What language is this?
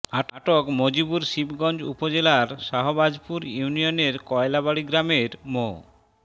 Bangla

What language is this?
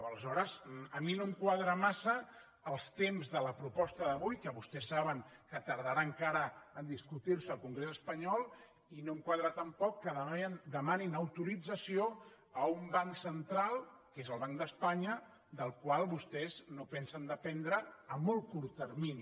Catalan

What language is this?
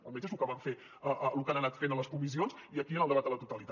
Catalan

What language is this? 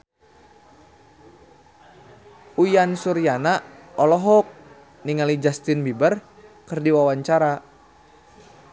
Sundanese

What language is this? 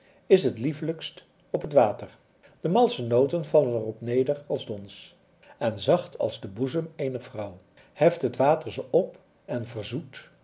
Dutch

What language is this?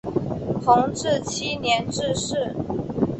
Chinese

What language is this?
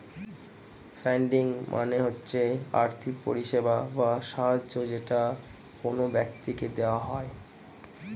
Bangla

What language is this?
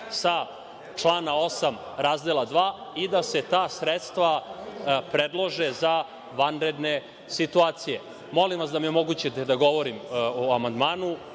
Serbian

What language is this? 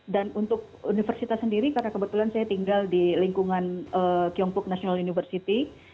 Indonesian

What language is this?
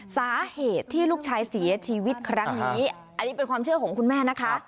Thai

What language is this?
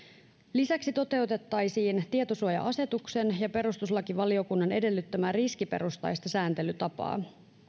Finnish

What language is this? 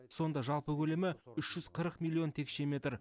Kazakh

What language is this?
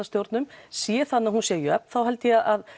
Icelandic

